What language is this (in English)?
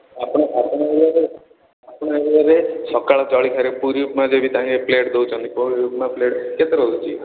Odia